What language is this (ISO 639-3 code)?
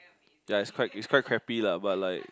eng